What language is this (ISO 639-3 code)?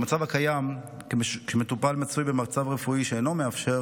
heb